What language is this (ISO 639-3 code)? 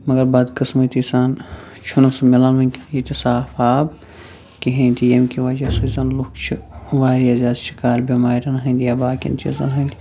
kas